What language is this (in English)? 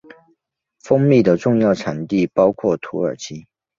Chinese